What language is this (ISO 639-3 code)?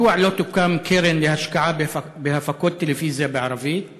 heb